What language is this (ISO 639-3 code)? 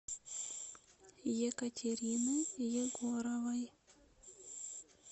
rus